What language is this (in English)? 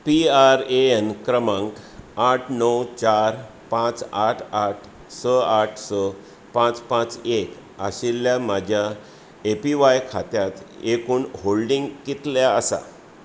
Konkani